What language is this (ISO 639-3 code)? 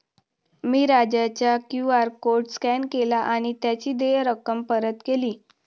mar